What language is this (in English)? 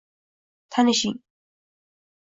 Uzbek